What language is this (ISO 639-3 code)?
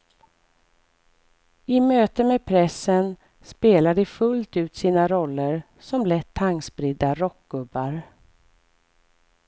swe